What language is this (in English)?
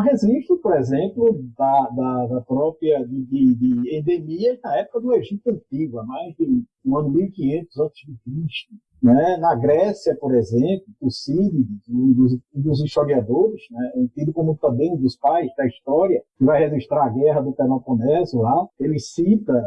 Portuguese